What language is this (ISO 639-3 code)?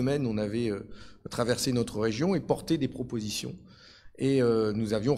fra